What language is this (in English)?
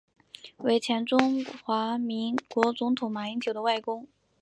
Chinese